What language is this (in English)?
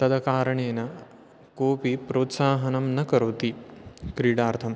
Sanskrit